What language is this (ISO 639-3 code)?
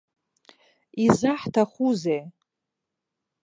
abk